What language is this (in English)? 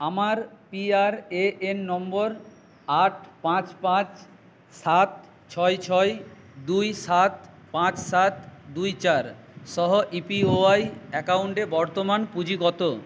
Bangla